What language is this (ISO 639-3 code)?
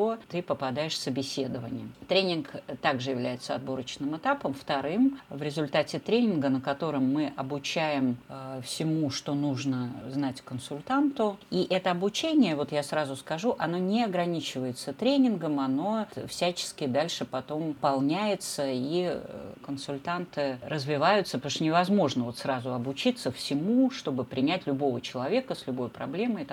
rus